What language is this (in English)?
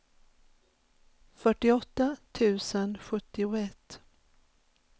Swedish